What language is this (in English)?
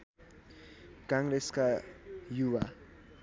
Nepali